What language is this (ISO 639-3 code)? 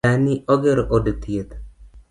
luo